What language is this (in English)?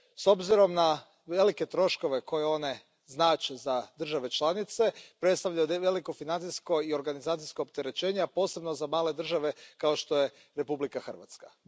Croatian